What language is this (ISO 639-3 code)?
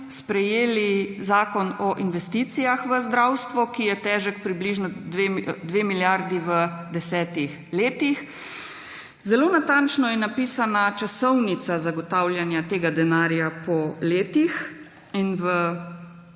slv